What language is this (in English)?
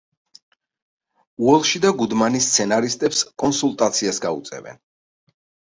Georgian